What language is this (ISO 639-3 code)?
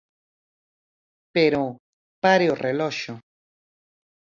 glg